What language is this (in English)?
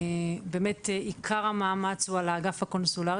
Hebrew